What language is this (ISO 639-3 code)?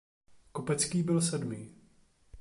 ces